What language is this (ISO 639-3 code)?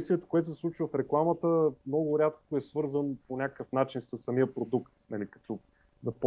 bul